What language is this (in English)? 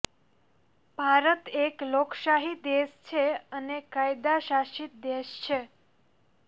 Gujarati